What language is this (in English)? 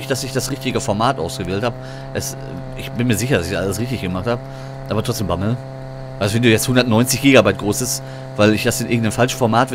German